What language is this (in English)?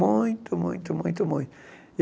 Portuguese